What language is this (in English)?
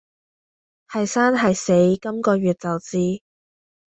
Cantonese